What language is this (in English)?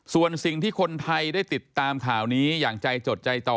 Thai